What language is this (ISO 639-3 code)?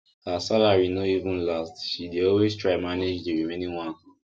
pcm